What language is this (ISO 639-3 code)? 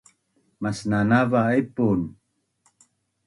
bnn